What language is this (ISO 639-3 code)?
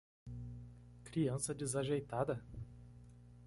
por